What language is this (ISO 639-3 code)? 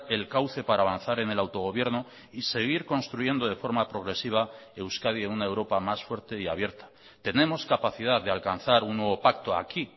spa